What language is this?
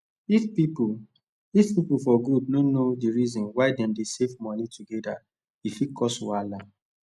Nigerian Pidgin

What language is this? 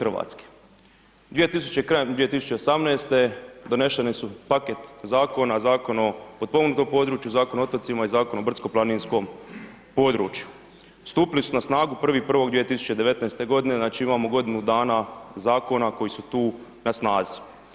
Croatian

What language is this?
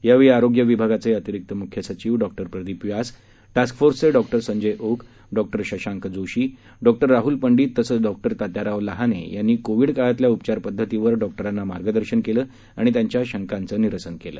Marathi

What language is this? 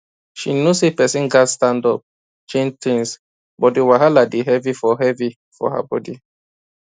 Nigerian Pidgin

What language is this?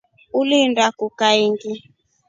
Rombo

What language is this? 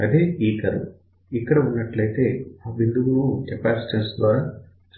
Telugu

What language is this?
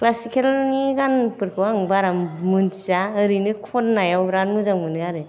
Bodo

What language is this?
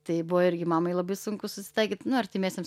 Lithuanian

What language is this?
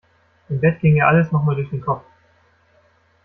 German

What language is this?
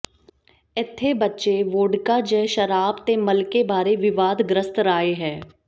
Punjabi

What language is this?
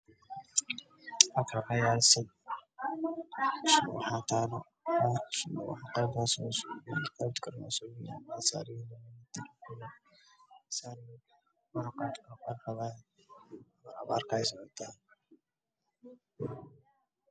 Somali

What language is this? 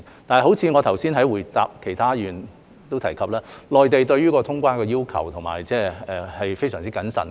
Cantonese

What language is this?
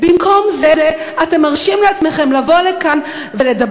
Hebrew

